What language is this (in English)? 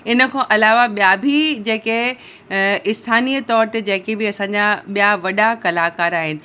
Sindhi